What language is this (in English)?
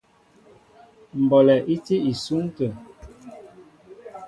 Mbo (Cameroon)